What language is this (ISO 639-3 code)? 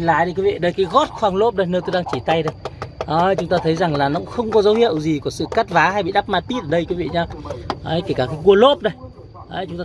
vie